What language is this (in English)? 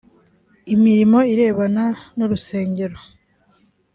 Kinyarwanda